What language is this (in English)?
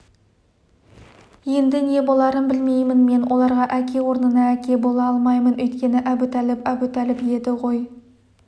Kazakh